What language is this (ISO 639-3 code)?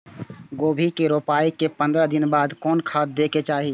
mai